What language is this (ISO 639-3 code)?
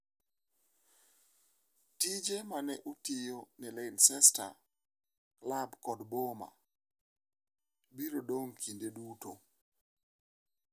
luo